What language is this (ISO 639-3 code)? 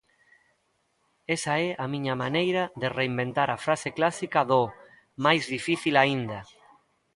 glg